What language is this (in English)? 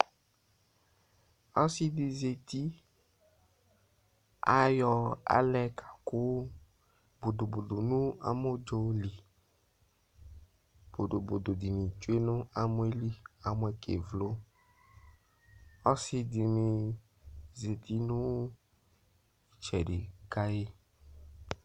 Ikposo